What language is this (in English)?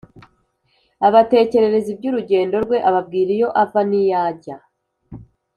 Kinyarwanda